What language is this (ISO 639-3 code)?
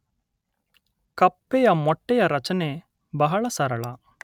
kan